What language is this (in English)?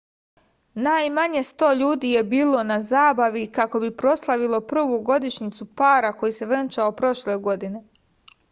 Serbian